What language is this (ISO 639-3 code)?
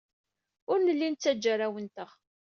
kab